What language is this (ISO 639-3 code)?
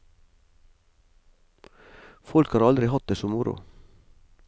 nor